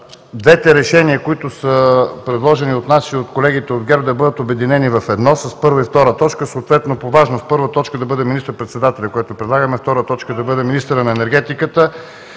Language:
Bulgarian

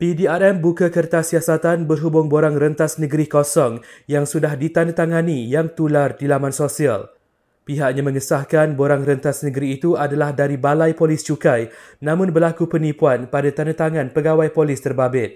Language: Malay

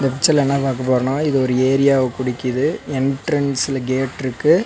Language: Tamil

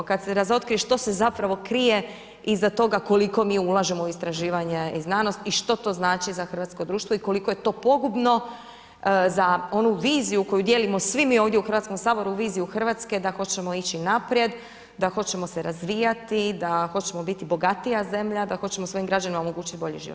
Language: Croatian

